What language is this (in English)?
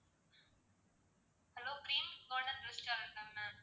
Tamil